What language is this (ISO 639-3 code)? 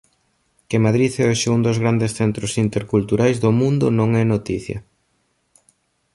glg